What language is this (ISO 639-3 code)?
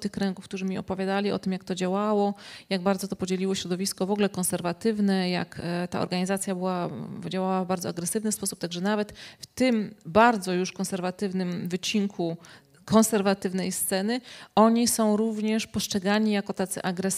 pol